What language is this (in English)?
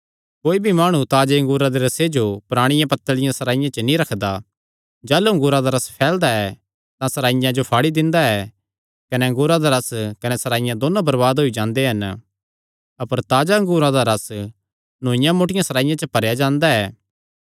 Kangri